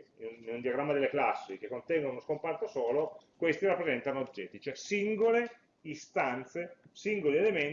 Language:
Italian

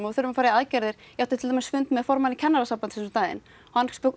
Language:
Icelandic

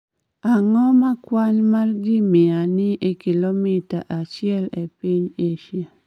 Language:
Luo (Kenya and Tanzania)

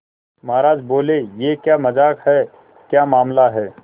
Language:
Hindi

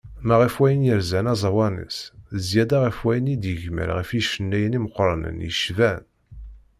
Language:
Kabyle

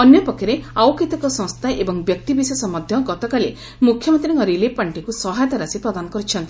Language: Odia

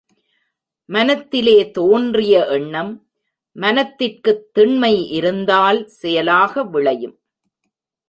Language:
Tamil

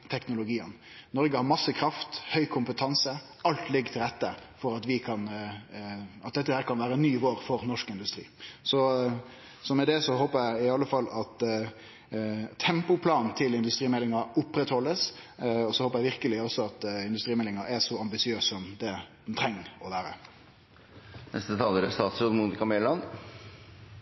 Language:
Norwegian Nynorsk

